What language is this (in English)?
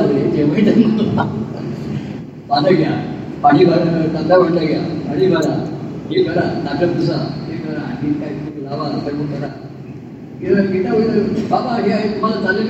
Marathi